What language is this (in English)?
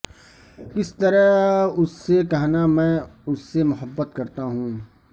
Urdu